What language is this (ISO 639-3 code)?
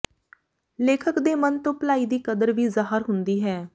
pan